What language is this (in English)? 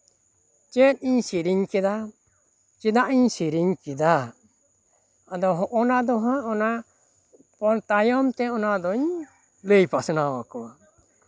Santali